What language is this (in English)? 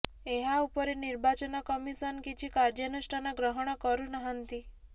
Odia